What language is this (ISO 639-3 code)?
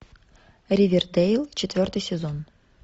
rus